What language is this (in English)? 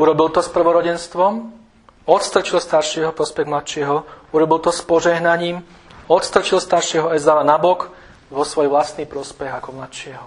Slovak